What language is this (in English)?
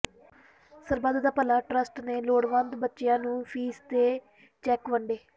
Punjabi